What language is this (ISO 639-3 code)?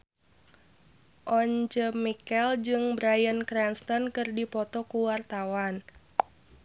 sun